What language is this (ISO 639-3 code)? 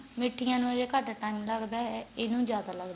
pan